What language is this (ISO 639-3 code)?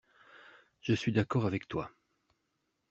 fra